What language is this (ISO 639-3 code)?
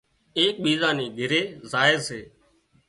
kxp